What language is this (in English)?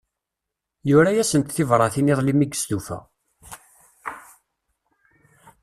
Kabyle